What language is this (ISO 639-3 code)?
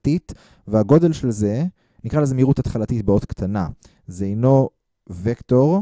heb